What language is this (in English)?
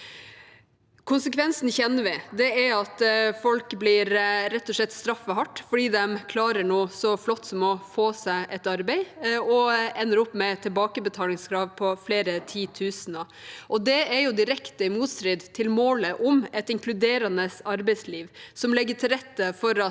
Norwegian